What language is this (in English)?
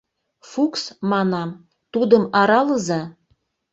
Mari